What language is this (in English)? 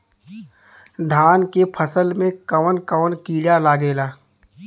Bhojpuri